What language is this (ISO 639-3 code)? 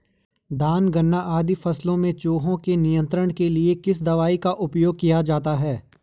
hin